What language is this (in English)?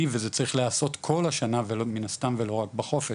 Hebrew